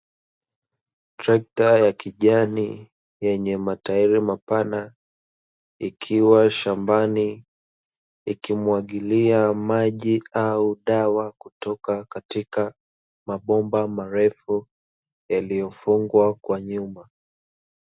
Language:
Swahili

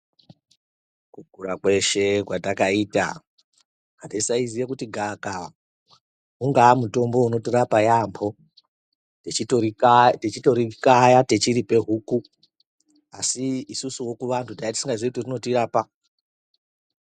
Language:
Ndau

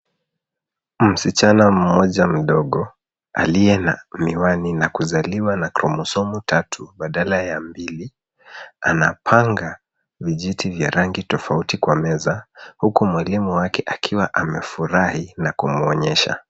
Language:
Swahili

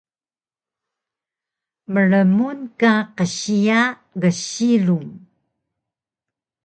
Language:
Taroko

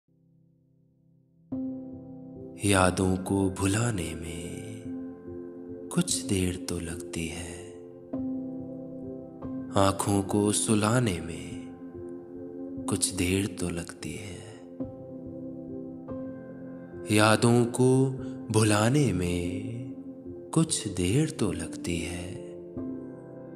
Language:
Hindi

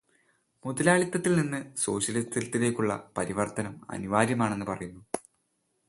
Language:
Malayalam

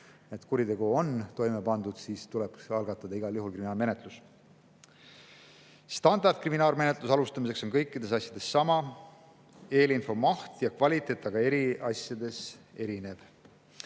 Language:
Estonian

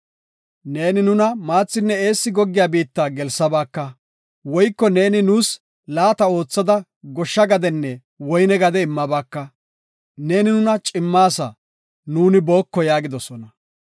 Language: Gofa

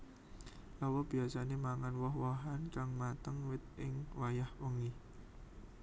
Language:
Javanese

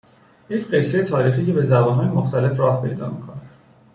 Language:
Persian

